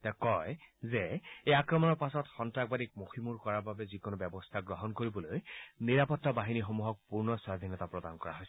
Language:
Assamese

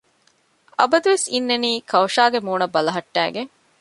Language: Divehi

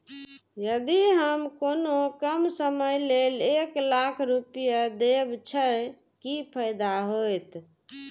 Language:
Maithili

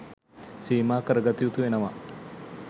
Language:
Sinhala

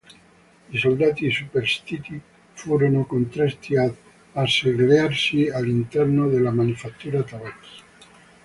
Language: Italian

